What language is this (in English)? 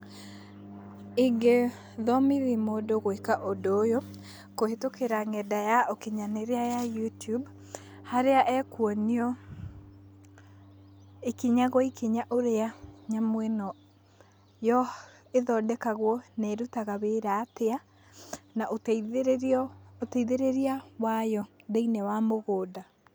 Kikuyu